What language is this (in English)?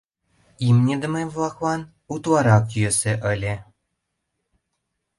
Mari